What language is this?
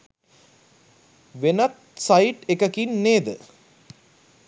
Sinhala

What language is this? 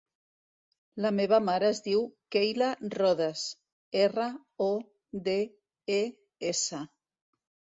Catalan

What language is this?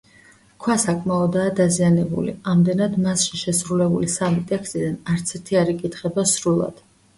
Georgian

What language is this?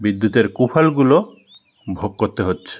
Bangla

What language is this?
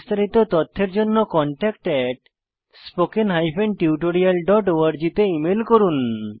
Bangla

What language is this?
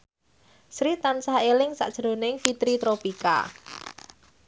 Javanese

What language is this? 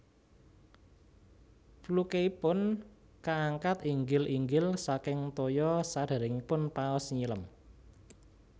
Javanese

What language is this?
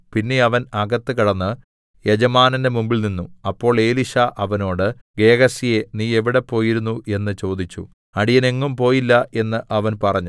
Malayalam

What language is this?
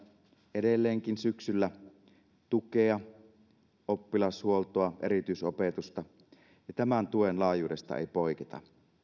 Finnish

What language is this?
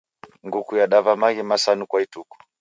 Taita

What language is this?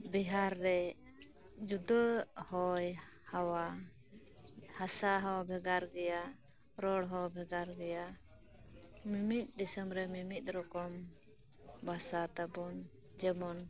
Santali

